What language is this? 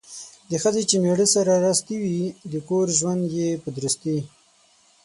Pashto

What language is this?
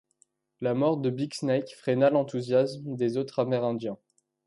French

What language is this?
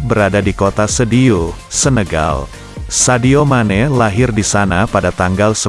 Indonesian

